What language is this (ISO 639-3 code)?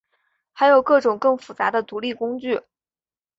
zho